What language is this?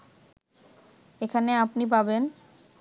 Bangla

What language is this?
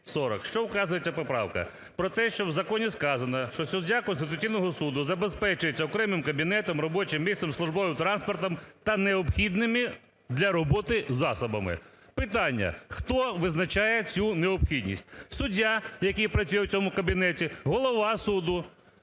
Ukrainian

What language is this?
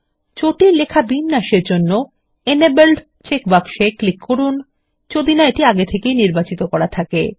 Bangla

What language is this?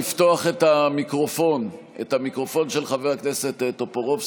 Hebrew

